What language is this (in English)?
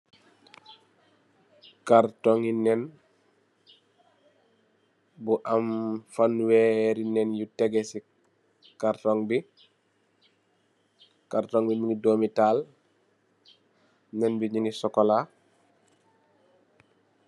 Wolof